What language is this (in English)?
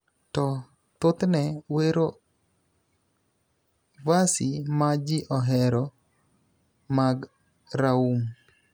Luo (Kenya and Tanzania)